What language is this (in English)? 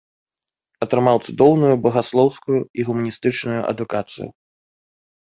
Belarusian